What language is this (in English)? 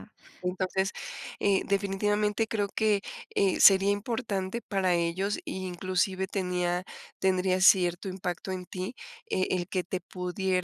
Spanish